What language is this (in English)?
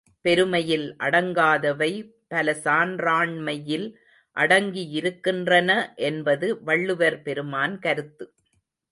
Tamil